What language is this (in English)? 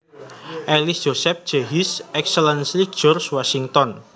Javanese